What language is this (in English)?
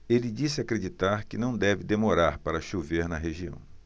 Portuguese